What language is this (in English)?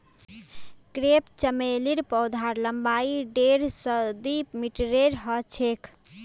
Magahi